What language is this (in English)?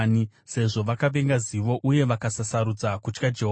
Shona